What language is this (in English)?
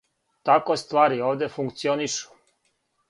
Serbian